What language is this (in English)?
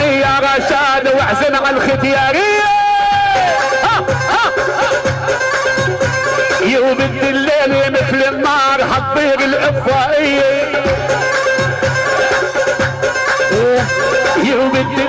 Arabic